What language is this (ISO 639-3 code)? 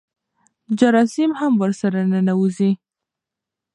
pus